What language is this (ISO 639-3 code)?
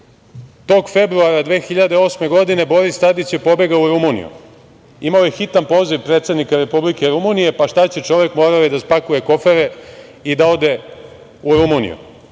srp